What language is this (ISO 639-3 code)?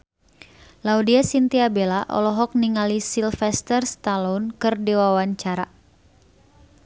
sun